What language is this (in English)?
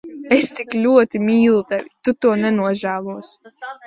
Latvian